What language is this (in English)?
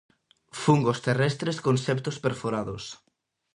Galician